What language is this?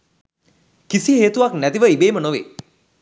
Sinhala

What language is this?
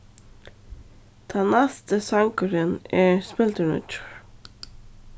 Faroese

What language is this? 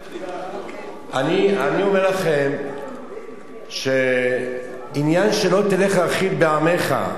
Hebrew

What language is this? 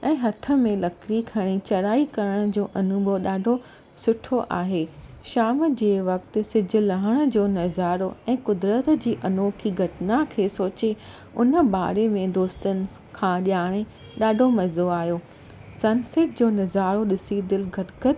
Sindhi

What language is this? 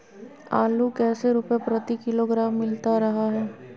Magahi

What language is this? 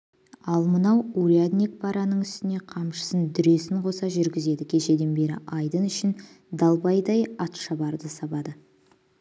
Kazakh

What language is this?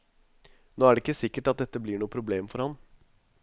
Norwegian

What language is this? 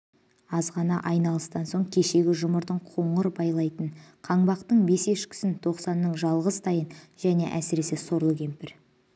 Kazakh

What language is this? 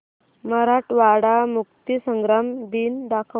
Marathi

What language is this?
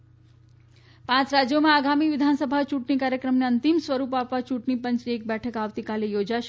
Gujarati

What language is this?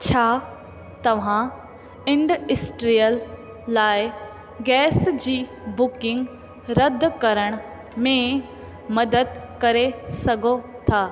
Sindhi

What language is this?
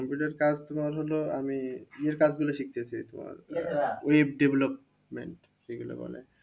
Bangla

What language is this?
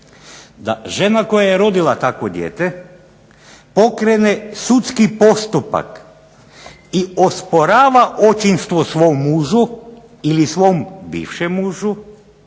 Croatian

